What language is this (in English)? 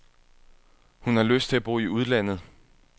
Danish